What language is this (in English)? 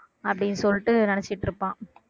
Tamil